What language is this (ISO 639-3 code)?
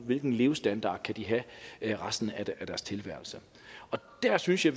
dan